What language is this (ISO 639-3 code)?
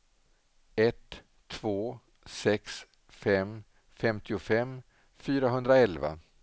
swe